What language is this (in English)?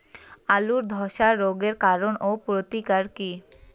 Bangla